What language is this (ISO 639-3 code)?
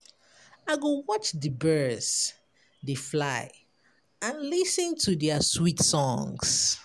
pcm